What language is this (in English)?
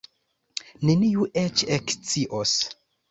Esperanto